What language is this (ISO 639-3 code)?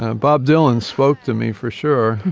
eng